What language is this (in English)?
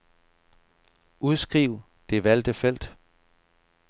Danish